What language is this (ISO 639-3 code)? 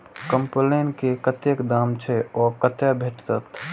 mai